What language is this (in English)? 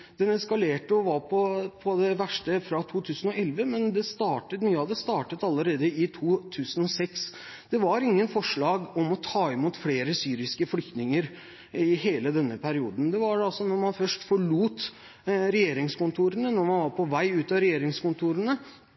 Norwegian Bokmål